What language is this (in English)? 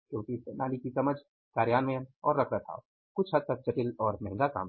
Hindi